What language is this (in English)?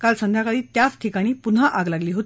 Marathi